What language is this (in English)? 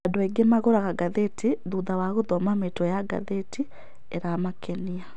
Kikuyu